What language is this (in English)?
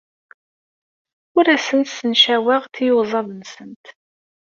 Kabyle